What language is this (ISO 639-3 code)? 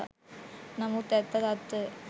sin